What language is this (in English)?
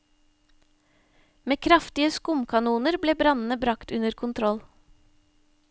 Norwegian